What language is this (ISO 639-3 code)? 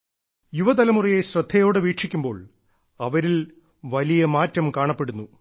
mal